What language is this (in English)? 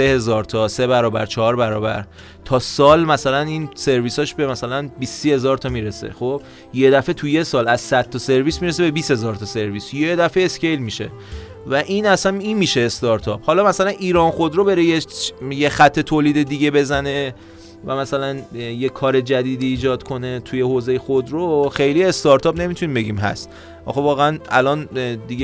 Persian